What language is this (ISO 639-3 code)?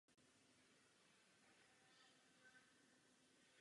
ces